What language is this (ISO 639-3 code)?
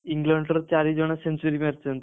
ori